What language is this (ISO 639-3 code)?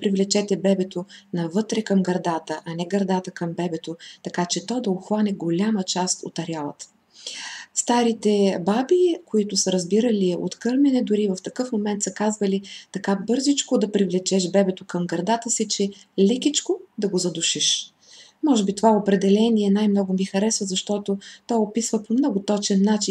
bul